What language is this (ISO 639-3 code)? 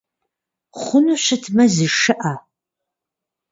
kbd